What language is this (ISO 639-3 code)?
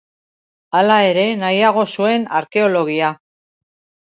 eus